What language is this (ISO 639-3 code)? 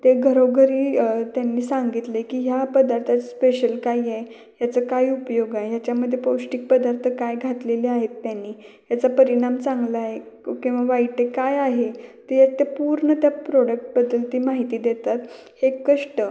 mar